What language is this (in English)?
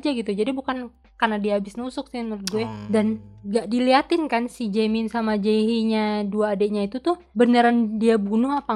Indonesian